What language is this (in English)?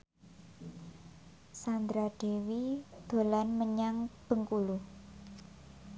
Javanese